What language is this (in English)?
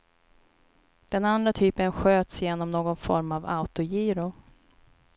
Swedish